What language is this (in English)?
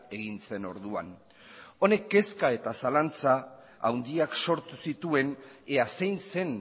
Basque